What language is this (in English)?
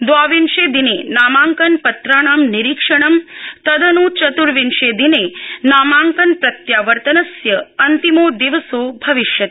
Sanskrit